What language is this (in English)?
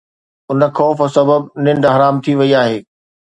Sindhi